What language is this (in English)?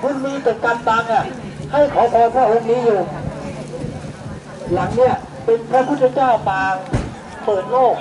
Thai